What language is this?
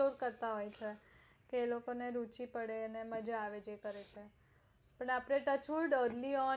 Gujarati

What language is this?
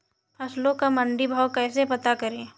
Hindi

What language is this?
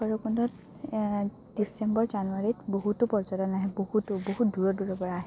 Assamese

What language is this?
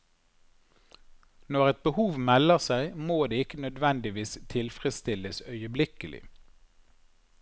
Norwegian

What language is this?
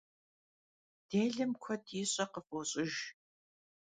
Kabardian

